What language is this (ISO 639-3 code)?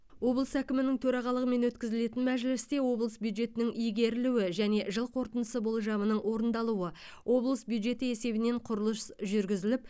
kaz